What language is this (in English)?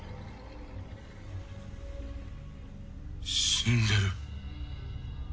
Japanese